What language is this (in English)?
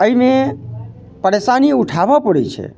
Maithili